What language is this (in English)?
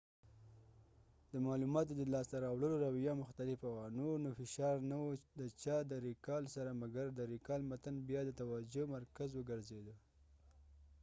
Pashto